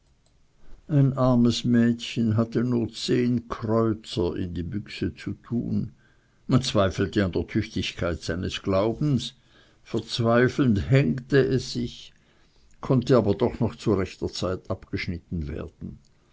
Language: German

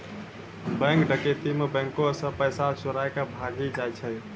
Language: Maithili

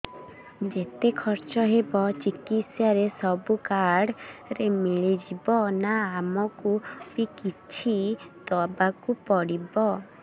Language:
Odia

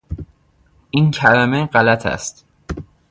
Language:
Persian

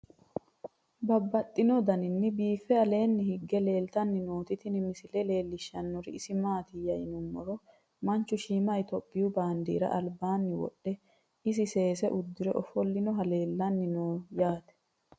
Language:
Sidamo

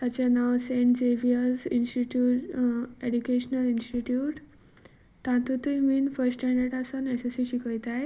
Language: Konkani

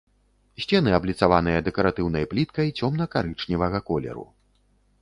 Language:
Belarusian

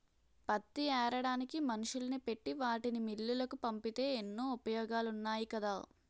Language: Telugu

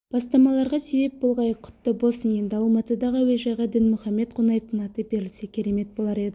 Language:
Kazakh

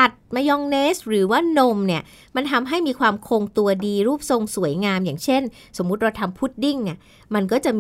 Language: Thai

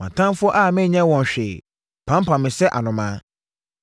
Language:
Akan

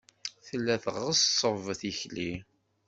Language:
Kabyle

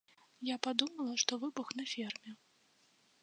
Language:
Belarusian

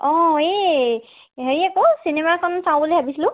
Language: Assamese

